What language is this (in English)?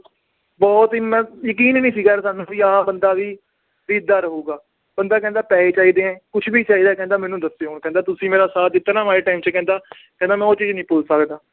Punjabi